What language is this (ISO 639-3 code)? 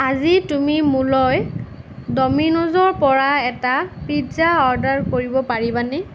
asm